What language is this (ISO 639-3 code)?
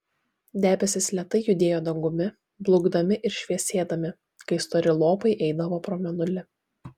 lit